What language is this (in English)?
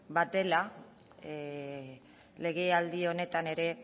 Basque